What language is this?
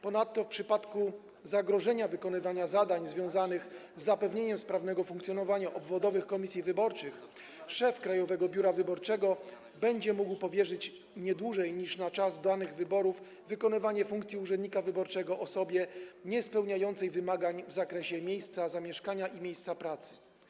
Polish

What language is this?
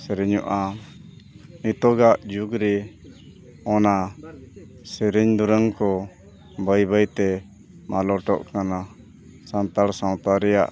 Santali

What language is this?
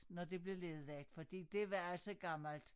Danish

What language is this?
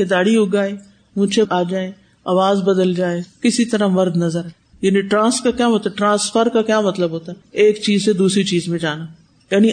Urdu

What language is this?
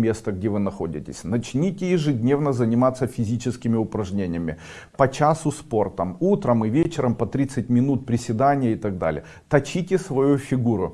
Russian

